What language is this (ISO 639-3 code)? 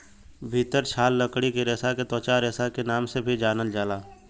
bho